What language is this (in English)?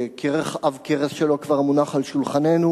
Hebrew